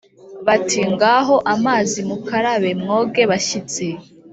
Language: Kinyarwanda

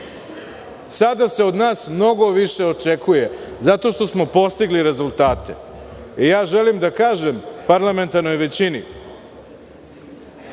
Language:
Serbian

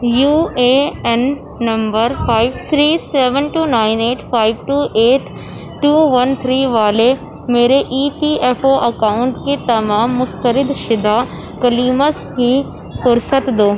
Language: Urdu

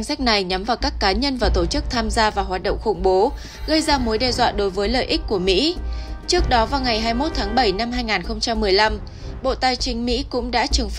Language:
Vietnamese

